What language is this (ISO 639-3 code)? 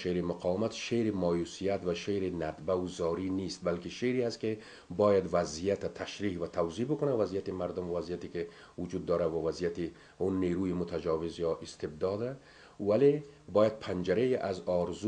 fas